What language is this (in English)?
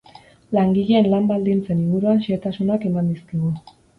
Basque